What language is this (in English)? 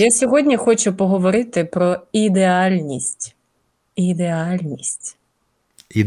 Ukrainian